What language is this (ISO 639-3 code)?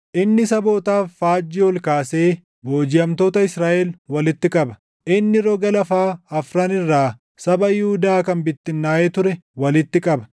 orm